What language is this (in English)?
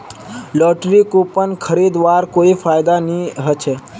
Magahi